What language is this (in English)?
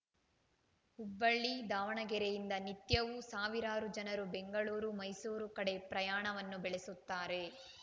Kannada